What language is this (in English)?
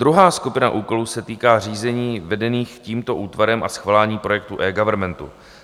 Czech